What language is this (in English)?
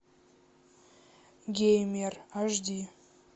Russian